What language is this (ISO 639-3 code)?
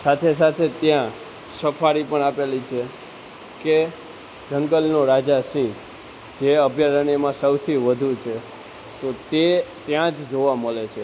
guj